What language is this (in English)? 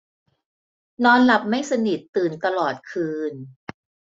Thai